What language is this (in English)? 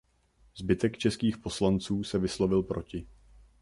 Czech